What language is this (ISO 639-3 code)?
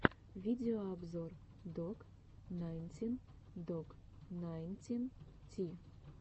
rus